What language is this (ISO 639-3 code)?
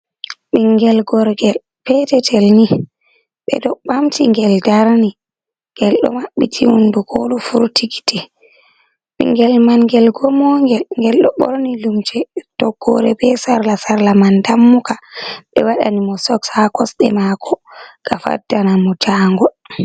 ful